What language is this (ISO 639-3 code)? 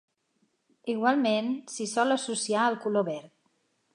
cat